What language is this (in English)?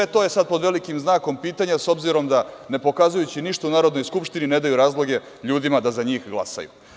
Serbian